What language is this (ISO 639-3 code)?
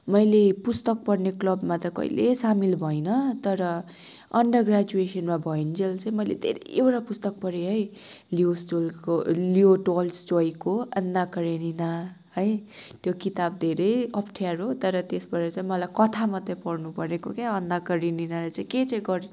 nep